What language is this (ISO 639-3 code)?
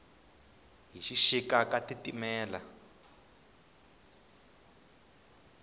tso